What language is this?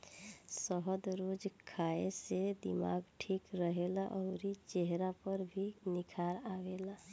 Bhojpuri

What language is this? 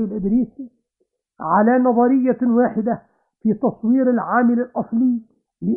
Arabic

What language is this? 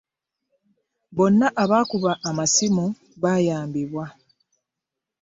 Ganda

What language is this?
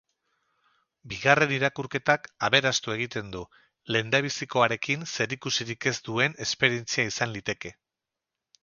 Basque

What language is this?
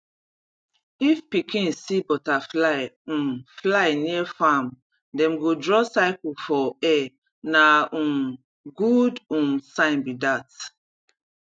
Nigerian Pidgin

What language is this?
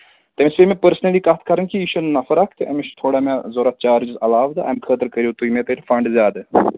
Kashmiri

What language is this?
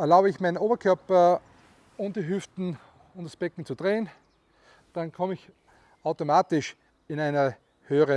German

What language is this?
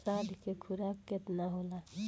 Bhojpuri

